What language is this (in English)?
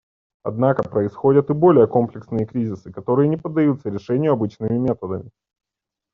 Russian